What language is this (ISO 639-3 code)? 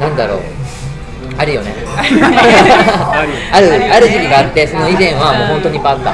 jpn